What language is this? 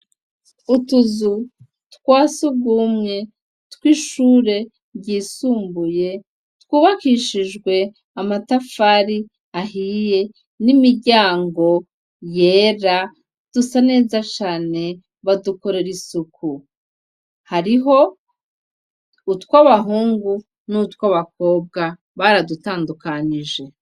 Rundi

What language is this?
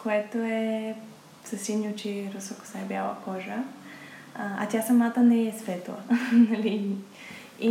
Bulgarian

